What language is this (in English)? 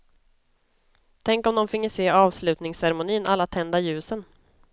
Swedish